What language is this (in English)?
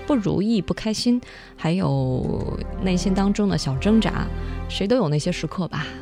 Chinese